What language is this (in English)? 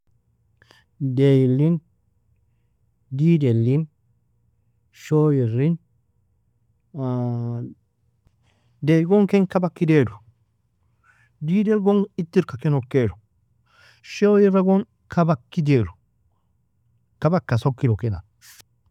Nobiin